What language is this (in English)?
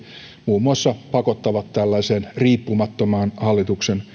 Finnish